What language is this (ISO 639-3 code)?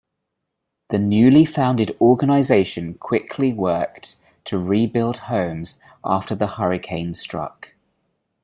eng